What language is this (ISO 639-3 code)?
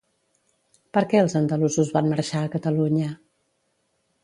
cat